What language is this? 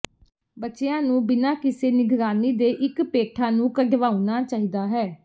Punjabi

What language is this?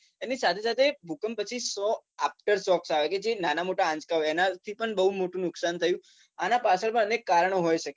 Gujarati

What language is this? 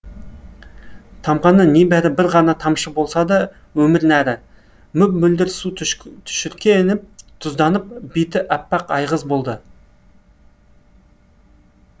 Kazakh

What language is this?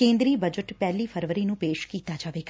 Punjabi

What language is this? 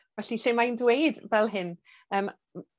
Welsh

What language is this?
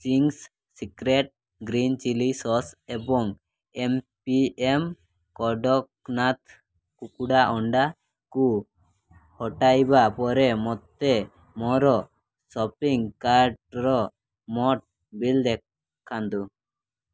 Odia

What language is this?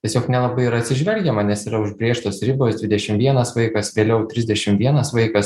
Lithuanian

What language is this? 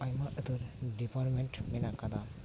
Santali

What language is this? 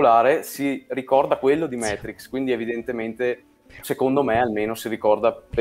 Italian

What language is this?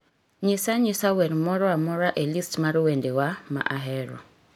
Luo (Kenya and Tanzania)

